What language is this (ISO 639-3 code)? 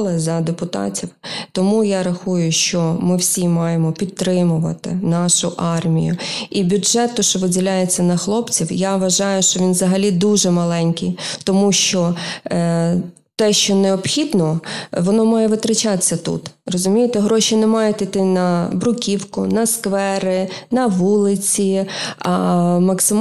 ukr